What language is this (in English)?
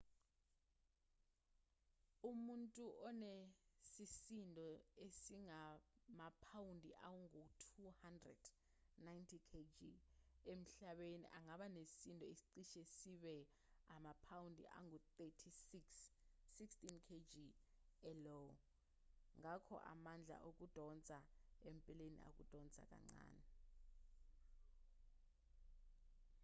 Zulu